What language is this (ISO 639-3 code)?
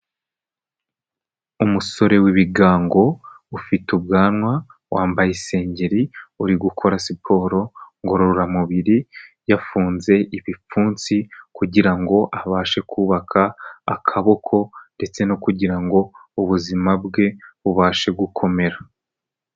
kin